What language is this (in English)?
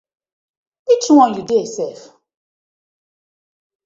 Nigerian Pidgin